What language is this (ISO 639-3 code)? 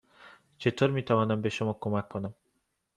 fas